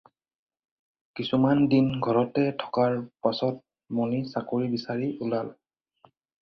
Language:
Assamese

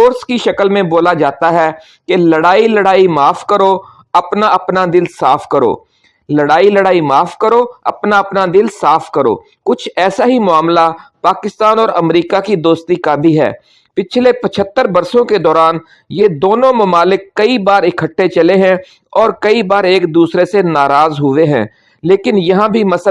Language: Urdu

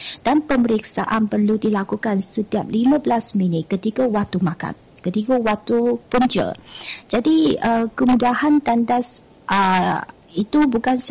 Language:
Malay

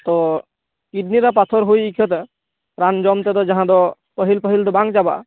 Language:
Santali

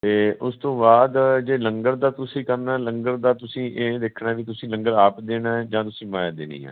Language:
Punjabi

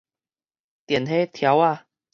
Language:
Min Nan Chinese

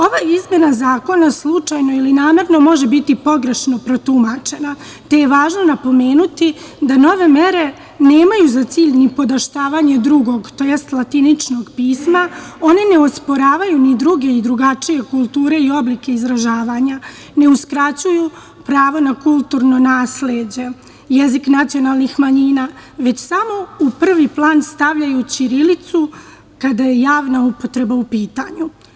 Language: Serbian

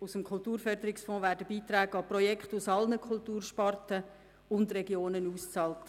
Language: Swiss German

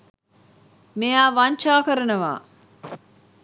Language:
Sinhala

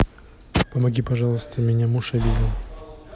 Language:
Russian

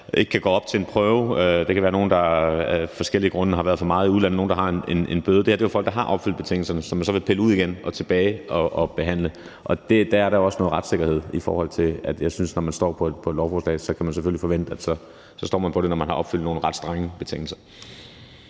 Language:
Danish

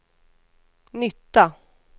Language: Swedish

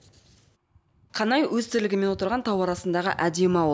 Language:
Kazakh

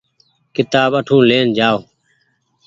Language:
Goaria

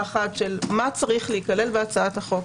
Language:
Hebrew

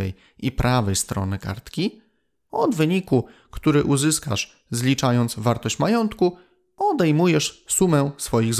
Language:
Polish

